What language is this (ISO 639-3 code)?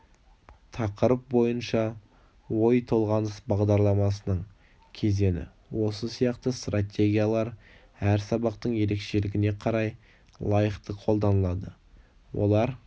kaz